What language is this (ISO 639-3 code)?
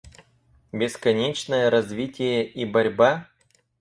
rus